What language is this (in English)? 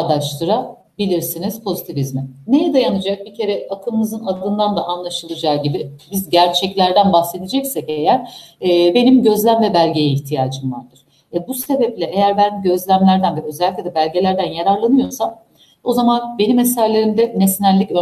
Turkish